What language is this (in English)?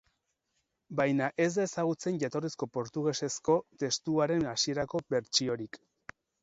Basque